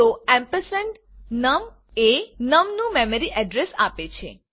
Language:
Gujarati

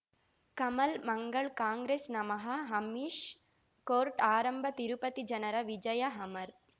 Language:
Kannada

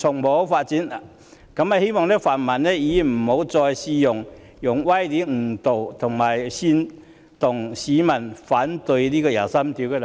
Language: Cantonese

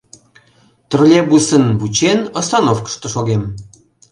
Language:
Mari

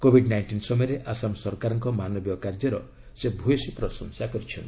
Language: Odia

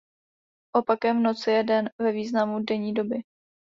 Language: Czech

